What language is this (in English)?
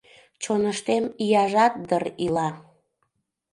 Mari